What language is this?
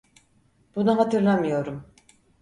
Turkish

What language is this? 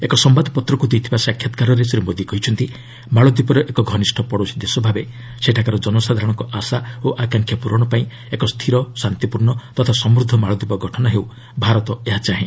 Odia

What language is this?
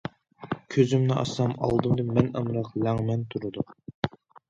Uyghur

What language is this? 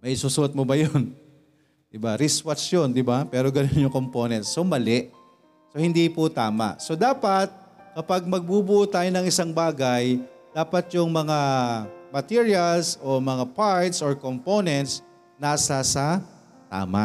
Filipino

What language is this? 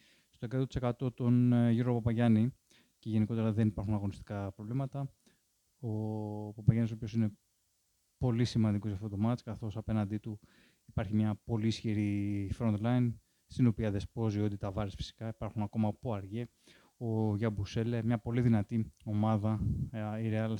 Greek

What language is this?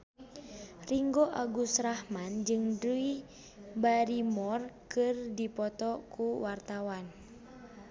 Sundanese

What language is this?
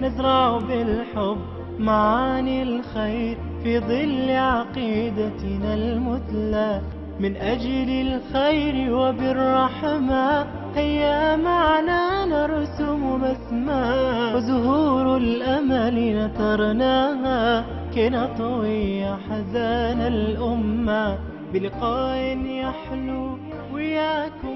Arabic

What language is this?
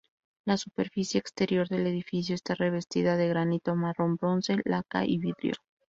Spanish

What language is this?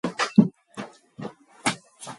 Mongolian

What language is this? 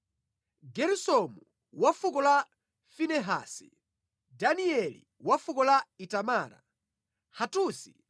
Nyanja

